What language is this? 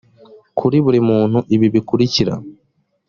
Kinyarwanda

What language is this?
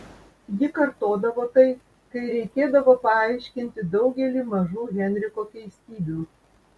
Lithuanian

